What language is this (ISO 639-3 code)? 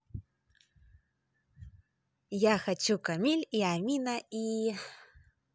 rus